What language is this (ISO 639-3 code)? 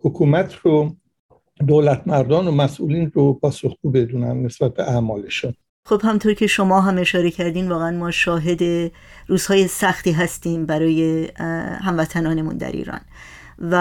fas